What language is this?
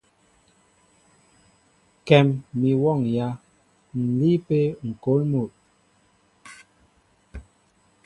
Mbo (Cameroon)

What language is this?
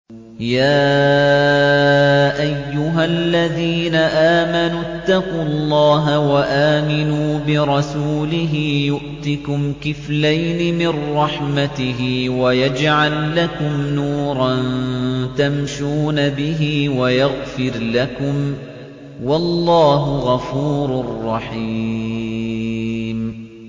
Arabic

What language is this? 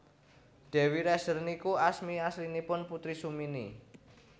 Javanese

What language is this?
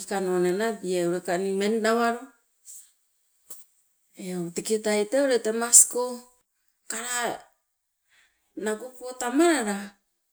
Sibe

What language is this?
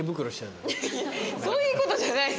Japanese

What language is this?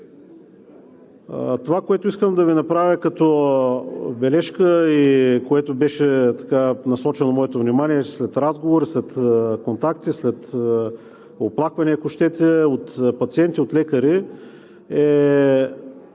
Bulgarian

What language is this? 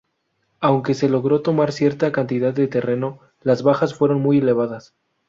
Spanish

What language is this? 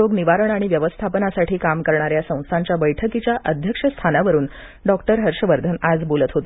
Marathi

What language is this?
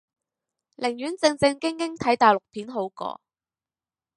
Cantonese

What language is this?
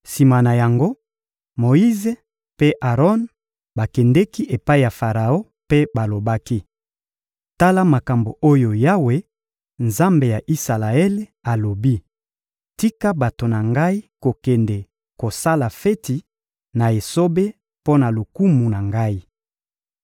Lingala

